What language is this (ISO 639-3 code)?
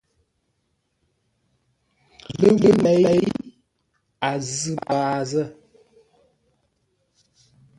nla